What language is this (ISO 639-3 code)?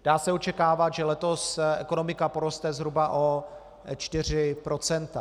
ces